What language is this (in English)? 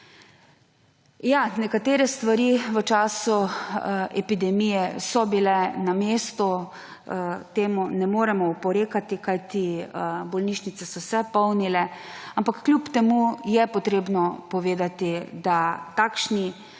Slovenian